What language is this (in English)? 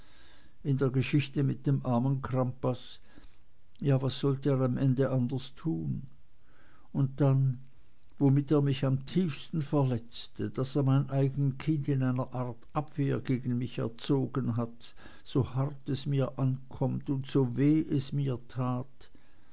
German